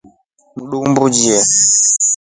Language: Rombo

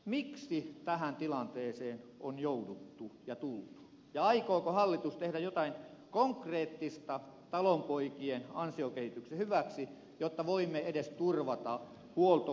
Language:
Finnish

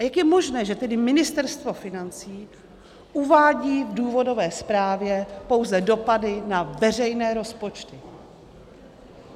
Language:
Czech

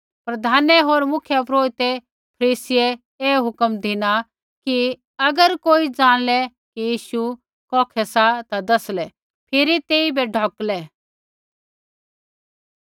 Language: Kullu Pahari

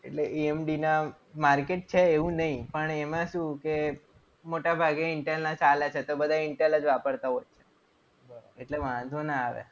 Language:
Gujarati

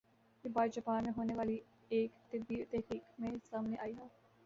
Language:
Urdu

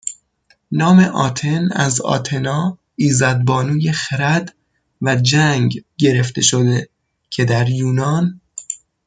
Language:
Persian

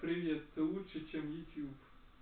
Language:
Russian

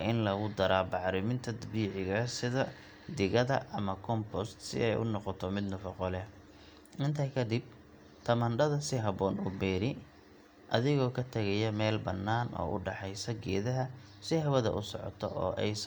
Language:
Somali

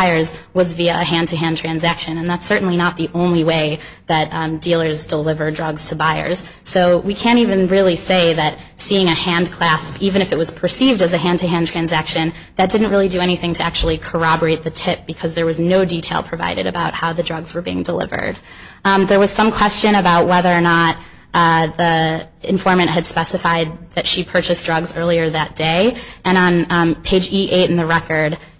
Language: English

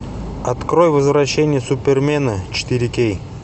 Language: Russian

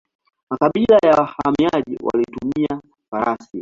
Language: Swahili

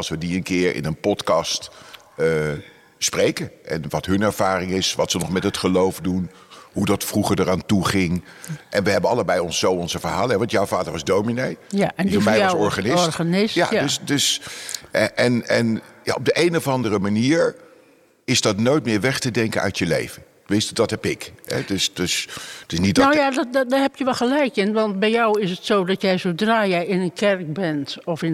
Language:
Dutch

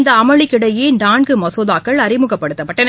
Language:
Tamil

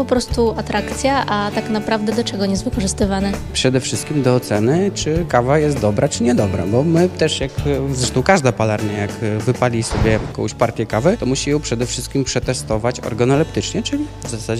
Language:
Polish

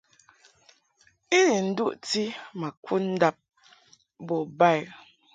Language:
Mungaka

